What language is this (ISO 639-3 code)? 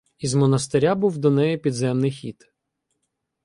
ukr